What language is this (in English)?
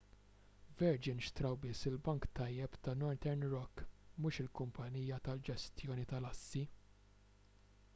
Maltese